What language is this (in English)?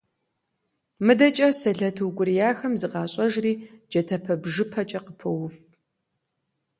Kabardian